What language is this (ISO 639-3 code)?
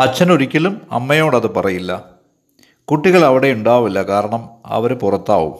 mal